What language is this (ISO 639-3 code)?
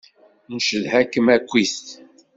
kab